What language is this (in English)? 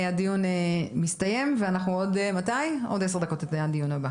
Hebrew